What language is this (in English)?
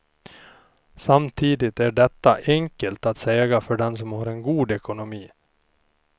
Swedish